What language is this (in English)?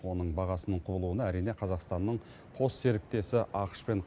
Kazakh